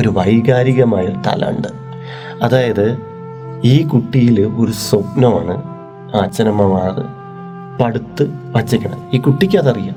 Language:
Malayalam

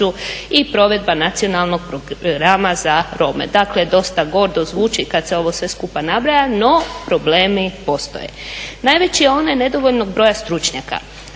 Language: Croatian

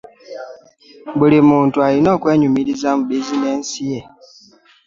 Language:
Ganda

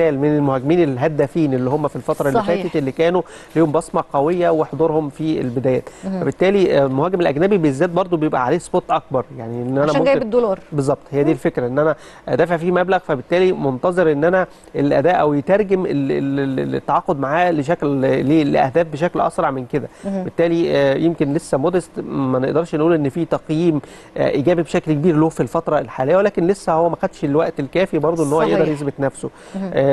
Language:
Arabic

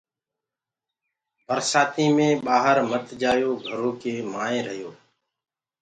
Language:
Gurgula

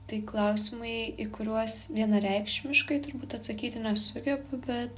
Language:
Lithuanian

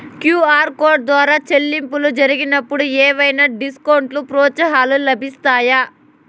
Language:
Telugu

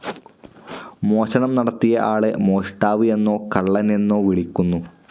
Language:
Malayalam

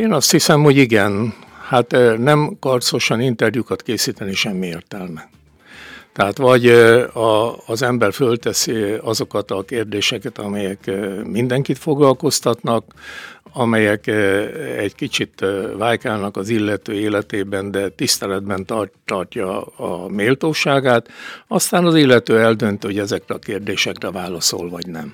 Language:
Hungarian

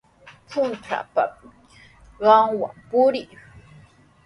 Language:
Sihuas Ancash Quechua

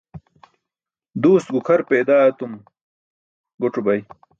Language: Burushaski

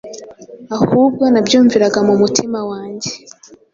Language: Kinyarwanda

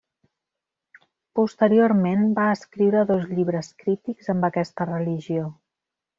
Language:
Catalan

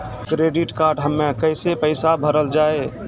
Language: Maithili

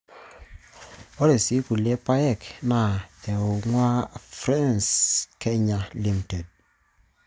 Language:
Masai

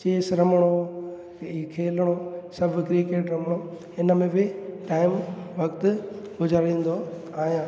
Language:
Sindhi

